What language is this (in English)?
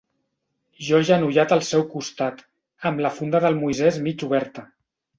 Catalan